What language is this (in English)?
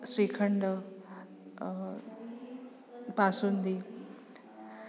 Sanskrit